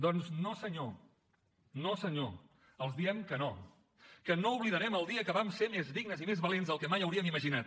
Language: Catalan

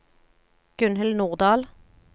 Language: Norwegian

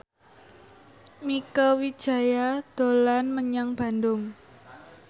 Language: Javanese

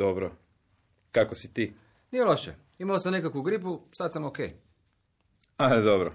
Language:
Croatian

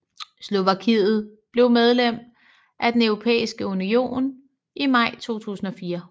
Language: Danish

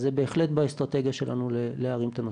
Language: Hebrew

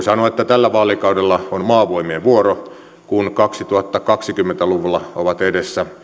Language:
Finnish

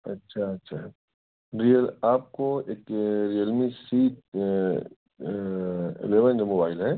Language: Urdu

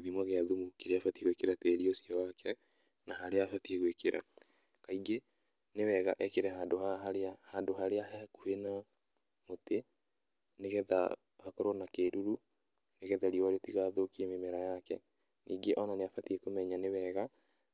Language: Kikuyu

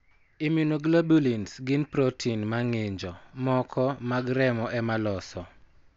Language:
Luo (Kenya and Tanzania)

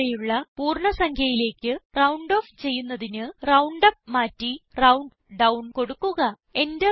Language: Malayalam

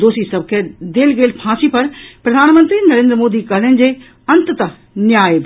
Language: Maithili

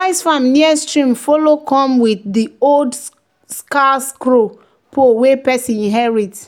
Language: Nigerian Pidgin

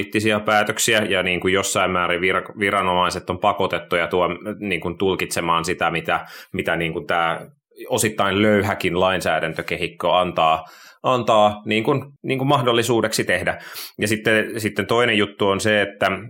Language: Finnish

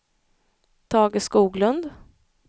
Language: Swedish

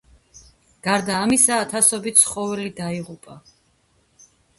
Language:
Georgian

